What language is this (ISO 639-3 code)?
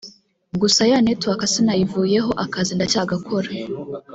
kin